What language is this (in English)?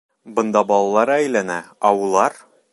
Bashkir